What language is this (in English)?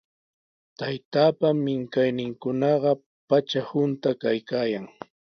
Sihuas Ancash Quechua